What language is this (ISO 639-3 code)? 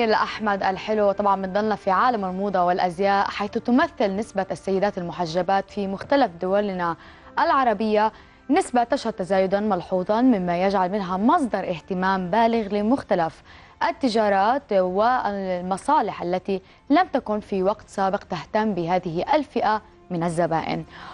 ara